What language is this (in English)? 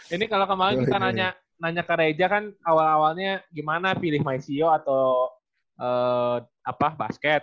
Indonesian